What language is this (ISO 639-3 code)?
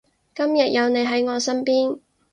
yue